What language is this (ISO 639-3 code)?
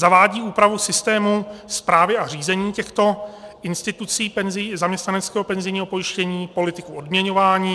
ces